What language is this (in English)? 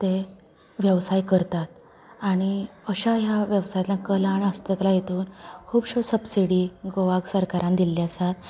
Konkani